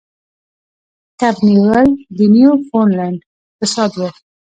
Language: Pashto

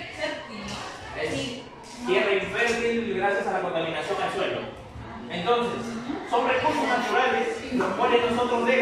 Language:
Spanish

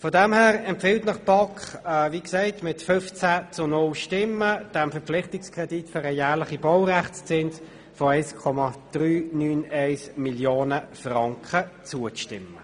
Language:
Swiss German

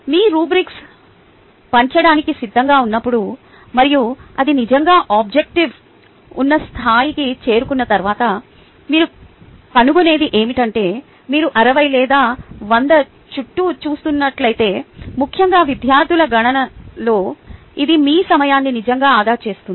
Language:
Telugu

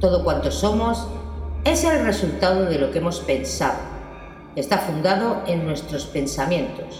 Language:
Spanish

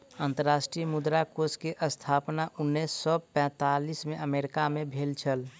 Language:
Maithili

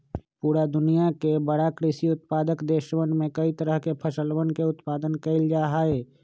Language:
Magahi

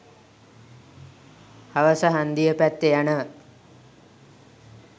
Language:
Sinhala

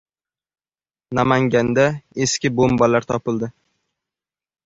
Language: Uzbek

